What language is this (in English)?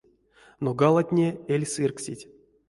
Erzya